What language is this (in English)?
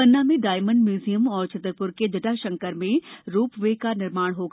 Hindi